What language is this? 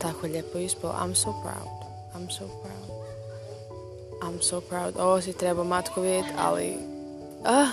Croatian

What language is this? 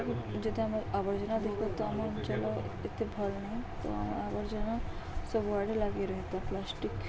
Odia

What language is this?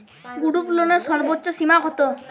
Bangla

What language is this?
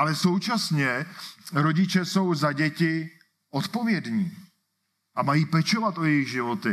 Czech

